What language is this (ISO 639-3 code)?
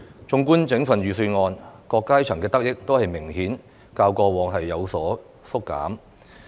yue